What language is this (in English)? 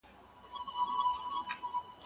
Pashto